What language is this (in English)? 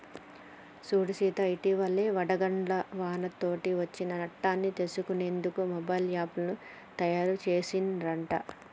Telugu